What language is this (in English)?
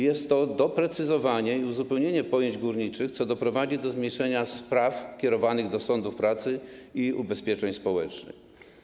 Polish